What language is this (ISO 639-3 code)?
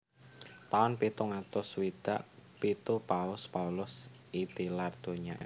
jav